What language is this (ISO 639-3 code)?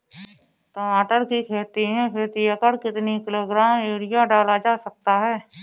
hin